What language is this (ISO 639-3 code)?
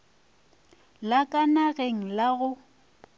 nso